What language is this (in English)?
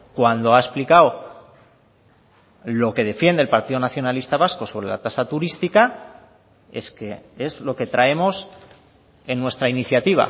Spanish